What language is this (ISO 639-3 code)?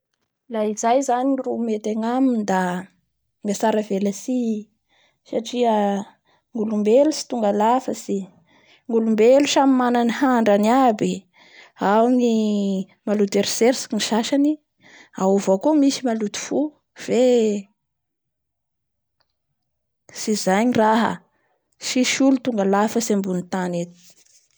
bhr